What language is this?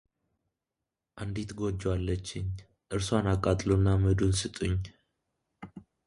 Amharic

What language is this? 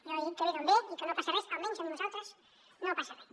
Catalan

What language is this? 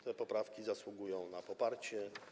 Polish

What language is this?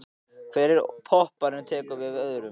Icelandic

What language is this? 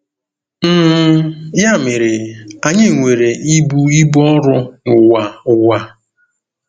Igbo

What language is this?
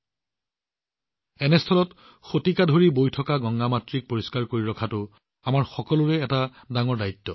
Assamese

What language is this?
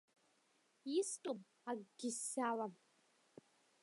Abkhazian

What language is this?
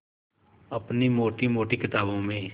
Hindi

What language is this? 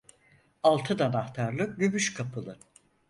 Turkish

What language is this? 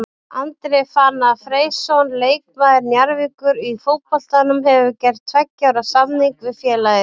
Icelandic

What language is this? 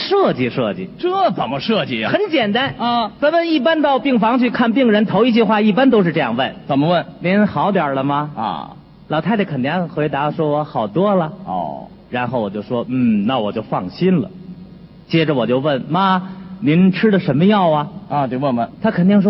Chinese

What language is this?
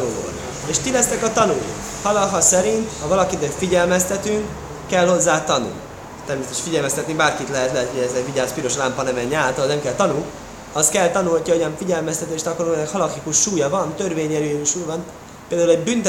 Hungarian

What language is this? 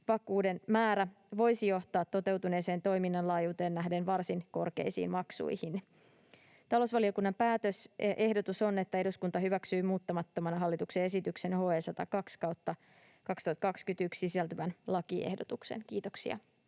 Finnish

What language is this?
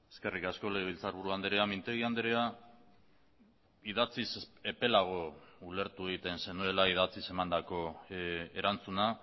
Basque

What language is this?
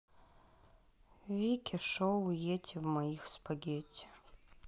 Russian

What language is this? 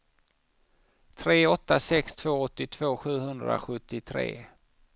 Swedish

